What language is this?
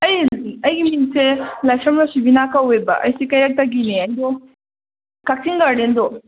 Manipuri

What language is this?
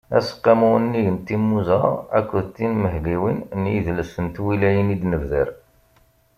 Kabyle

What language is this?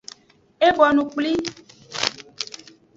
Aja (Benin)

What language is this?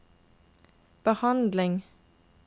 Norwegian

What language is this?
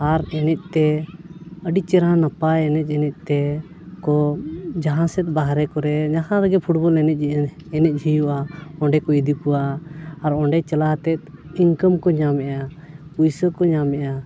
Santali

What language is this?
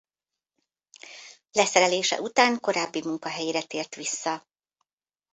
Hungarian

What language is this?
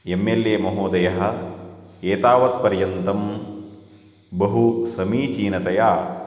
Sanskrit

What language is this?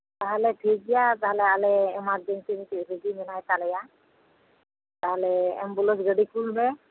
Santali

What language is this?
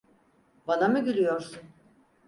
Turkish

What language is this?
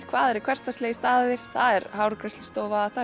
Icelandic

